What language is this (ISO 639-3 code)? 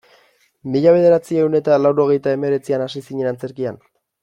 eus